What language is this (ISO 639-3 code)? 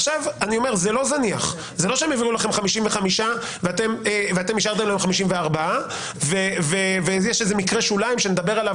heb